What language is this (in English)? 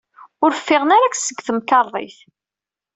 Kabyle